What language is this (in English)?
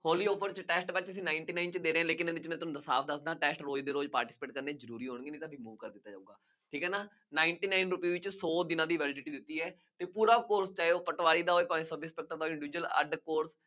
Punjabi